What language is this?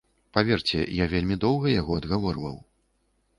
Belarusian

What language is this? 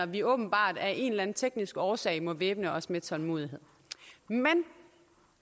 Danish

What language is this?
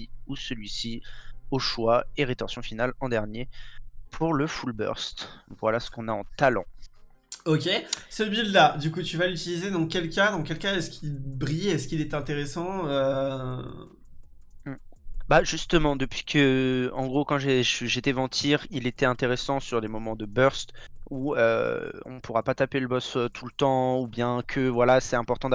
French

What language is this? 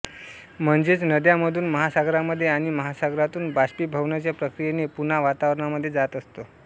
Marathi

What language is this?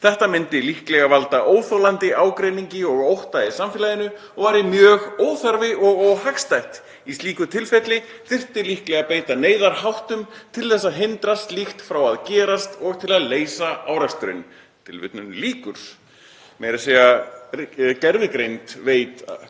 Icelandic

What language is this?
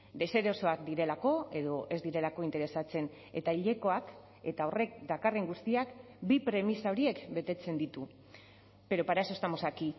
Basque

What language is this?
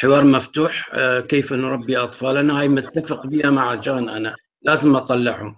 Arabic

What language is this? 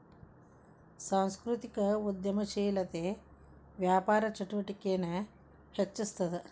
Kannada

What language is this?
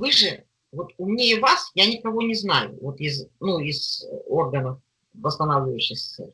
Russian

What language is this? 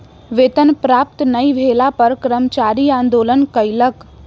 Maithili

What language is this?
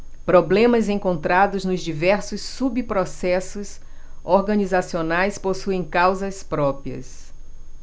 Portuguese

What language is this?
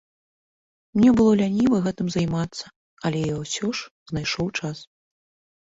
Belarusian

